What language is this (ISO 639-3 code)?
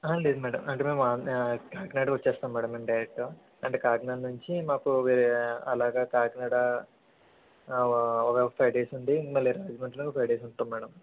tel